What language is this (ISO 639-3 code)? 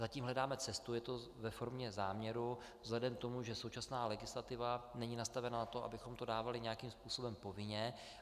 ces